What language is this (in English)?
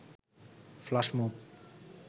Bangla